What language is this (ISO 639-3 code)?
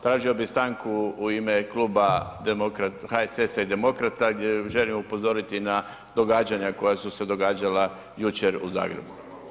hrv